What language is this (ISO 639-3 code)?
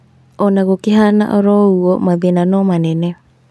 kik